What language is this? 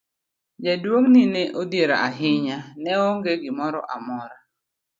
Luo (Kenya and Tanzania)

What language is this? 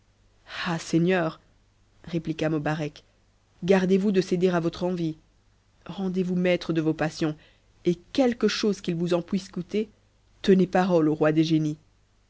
French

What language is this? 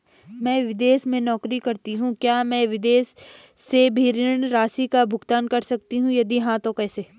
Hindi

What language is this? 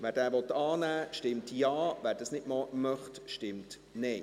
Swiss German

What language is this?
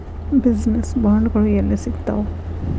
Kannada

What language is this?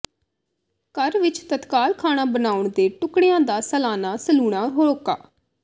Punjabi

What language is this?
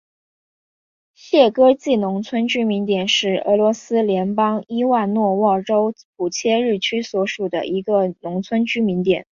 Chinese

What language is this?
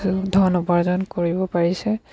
Assamese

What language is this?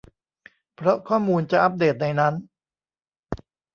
Thai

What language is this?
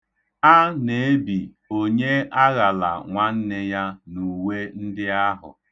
Igbo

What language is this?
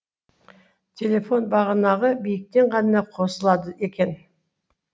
Kazakh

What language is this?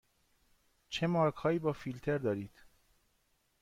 Persian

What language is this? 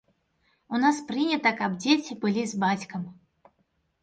Belarusian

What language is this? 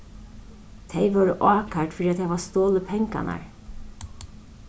Faroese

